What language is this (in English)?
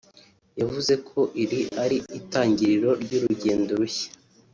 Kinyarwanda